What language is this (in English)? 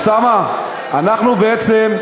Hebrew